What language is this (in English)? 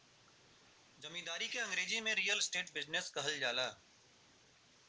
Bhojpuri